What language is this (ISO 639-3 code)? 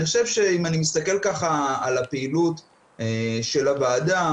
heb